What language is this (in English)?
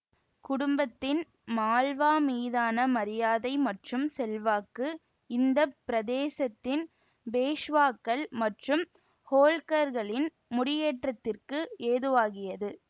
Tamil